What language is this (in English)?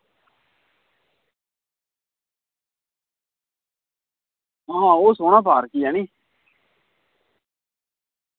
Dogri